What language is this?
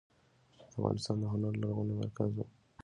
Pashto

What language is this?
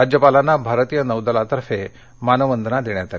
Marathi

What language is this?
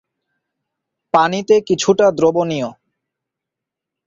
Bangla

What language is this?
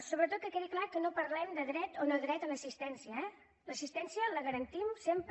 Catalan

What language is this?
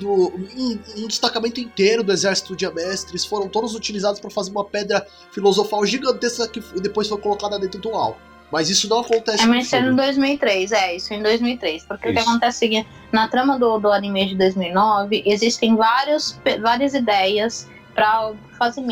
Portuguese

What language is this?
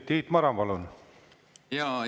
Estonian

